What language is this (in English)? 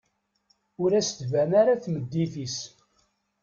Kabyle